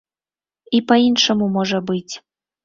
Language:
Belarusian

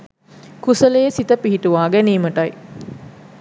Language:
Sinhala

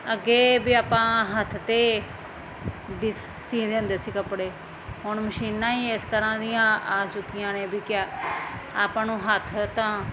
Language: Punjabi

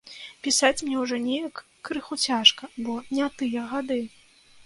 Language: Belarusian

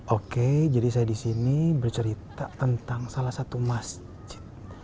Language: Indonesian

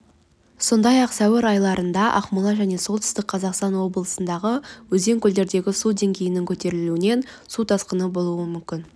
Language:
Kazakh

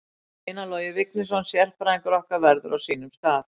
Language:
Icelandic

